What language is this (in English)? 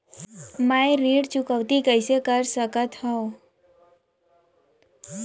Chhattisgarhi